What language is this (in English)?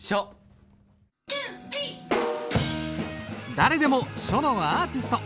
Japanese